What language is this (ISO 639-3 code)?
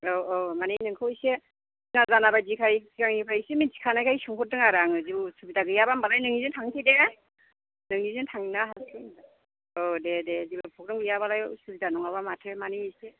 brx